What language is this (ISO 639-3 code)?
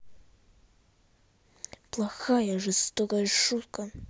rus